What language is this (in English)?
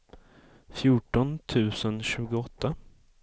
Swedish